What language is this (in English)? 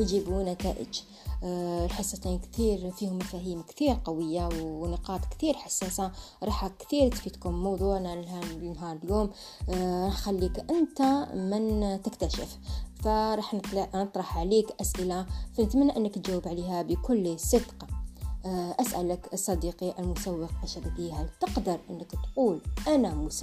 Arabic